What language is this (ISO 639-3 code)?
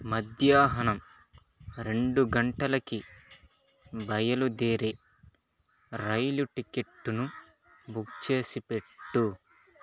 tel